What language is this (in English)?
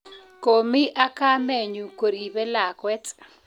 Kalenjin